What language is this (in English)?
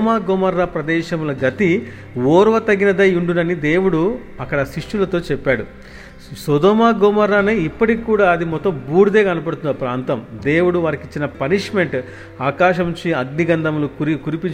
Telugu